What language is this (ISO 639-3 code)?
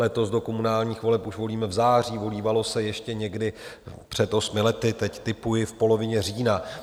ces